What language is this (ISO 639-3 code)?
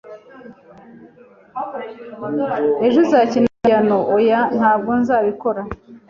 kin